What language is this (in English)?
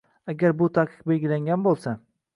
Uzbek